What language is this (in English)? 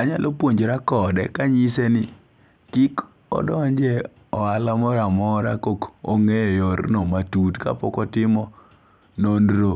Luo (Kenya and Tanzania)